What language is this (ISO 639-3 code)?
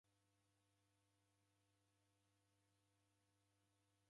dav